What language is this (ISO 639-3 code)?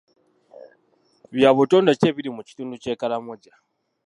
lug